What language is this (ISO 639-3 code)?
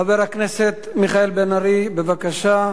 heb